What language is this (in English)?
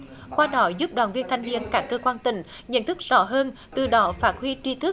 Vietnamese